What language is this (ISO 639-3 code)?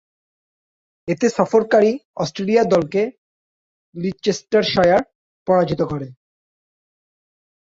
ben